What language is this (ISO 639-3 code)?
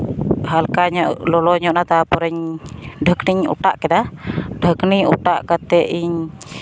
sat